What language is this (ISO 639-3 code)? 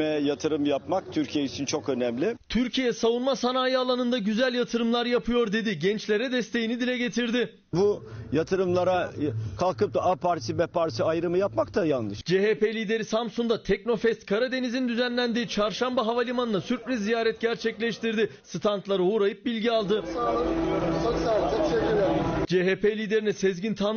tur